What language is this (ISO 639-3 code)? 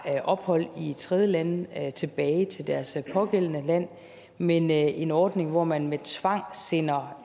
dan